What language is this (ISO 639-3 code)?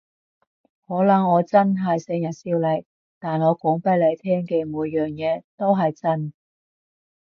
yue